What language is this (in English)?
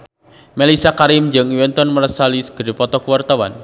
Sundanese